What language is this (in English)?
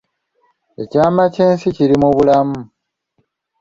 Ganda